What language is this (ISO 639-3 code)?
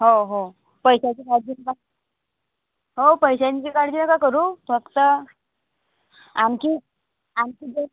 mar